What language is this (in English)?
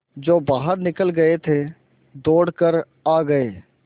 Hindi